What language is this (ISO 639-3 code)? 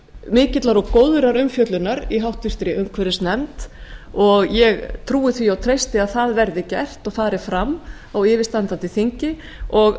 isl